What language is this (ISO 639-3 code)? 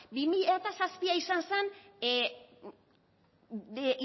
eus